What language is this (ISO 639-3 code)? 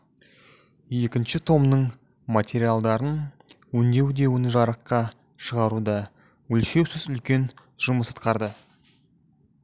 kaz